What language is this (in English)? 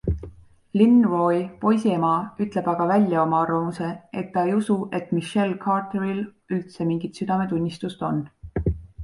Estonian